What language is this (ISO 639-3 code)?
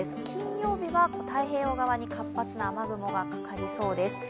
jpn